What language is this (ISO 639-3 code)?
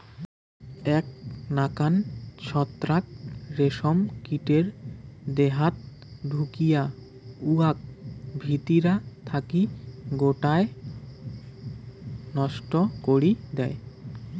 ben